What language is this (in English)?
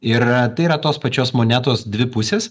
Lithuanian